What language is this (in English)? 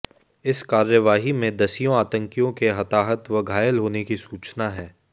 Hindi